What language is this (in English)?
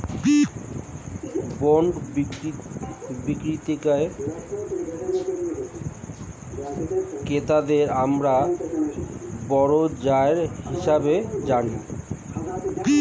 Bangla